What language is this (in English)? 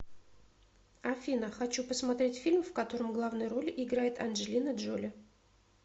Russian